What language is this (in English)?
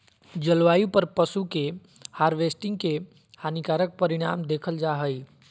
Magahi